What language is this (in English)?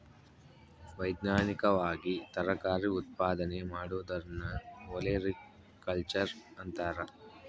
Kannada